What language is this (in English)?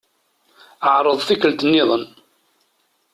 Kabyle